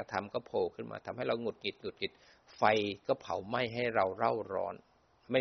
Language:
Thai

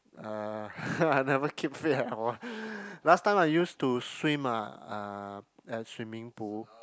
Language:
English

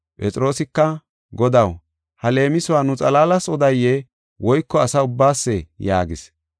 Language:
Gofa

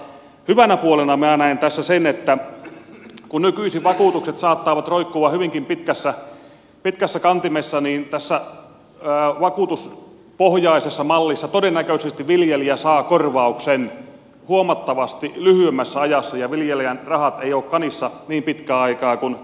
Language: Finnish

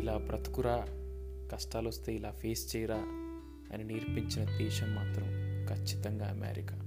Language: Telugu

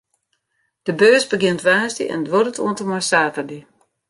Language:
Western Frisian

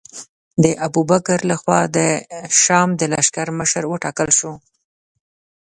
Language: Pashto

